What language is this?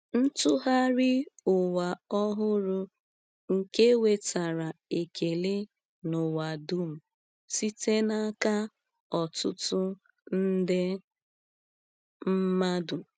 Igbo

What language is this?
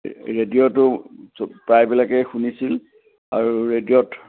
Assamese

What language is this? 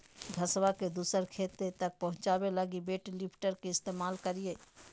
Magahi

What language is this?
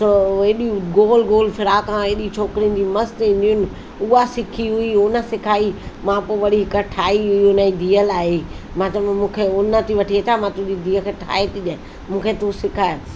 Sindhi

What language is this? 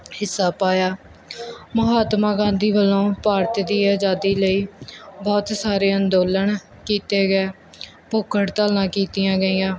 Punjabi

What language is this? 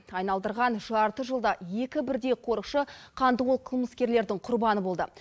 Kazakh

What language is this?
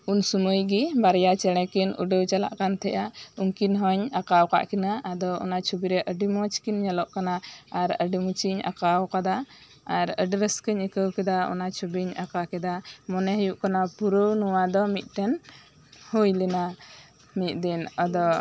Santali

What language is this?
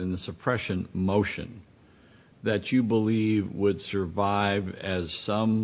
English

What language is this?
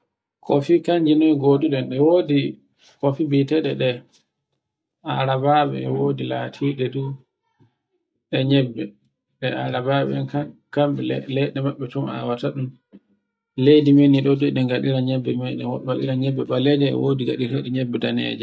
Borgu Fulfulde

